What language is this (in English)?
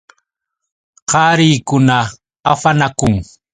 Yauyos Quechua